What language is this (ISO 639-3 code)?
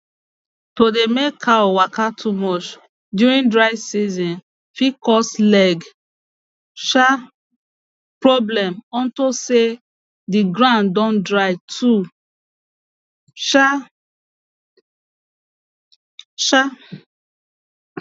pcm